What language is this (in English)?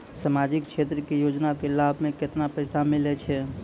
Maithili